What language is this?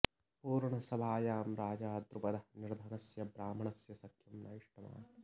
Sanskrit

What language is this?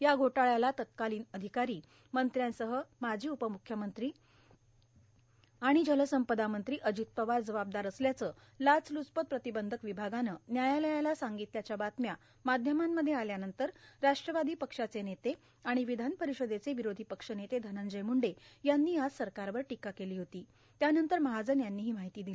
Marathi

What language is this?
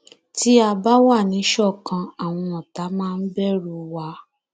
Yoruba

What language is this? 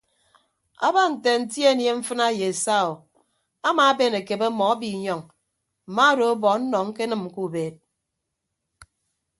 Ibibio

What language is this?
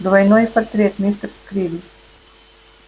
Russian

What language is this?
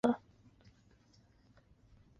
Chinese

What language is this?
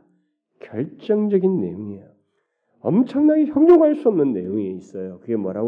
Korean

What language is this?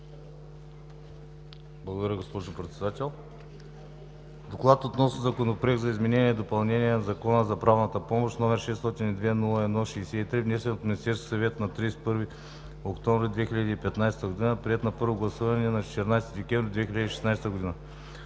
Bulgarian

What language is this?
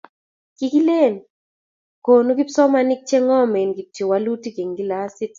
Kalenjin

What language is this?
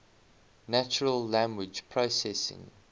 English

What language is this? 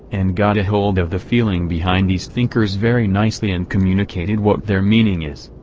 English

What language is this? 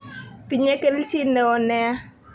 Kalenjin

